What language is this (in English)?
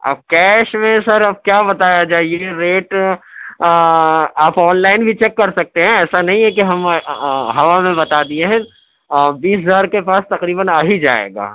Urdu